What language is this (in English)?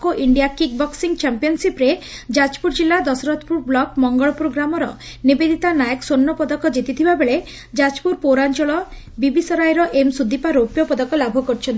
Odia